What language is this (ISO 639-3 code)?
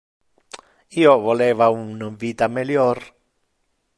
ina